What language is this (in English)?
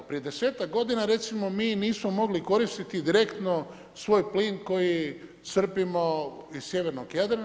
Croatian